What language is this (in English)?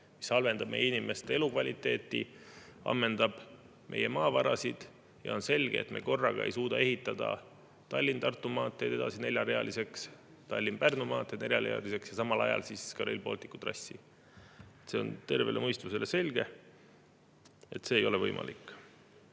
Estonian